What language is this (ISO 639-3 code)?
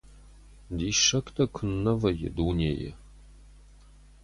oss